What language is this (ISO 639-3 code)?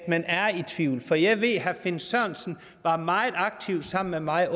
dan